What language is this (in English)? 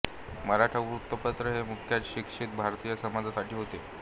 Marathi